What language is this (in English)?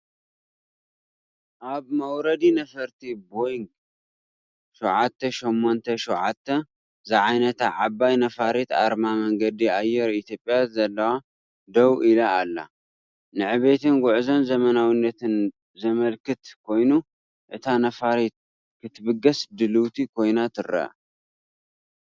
Tigrinya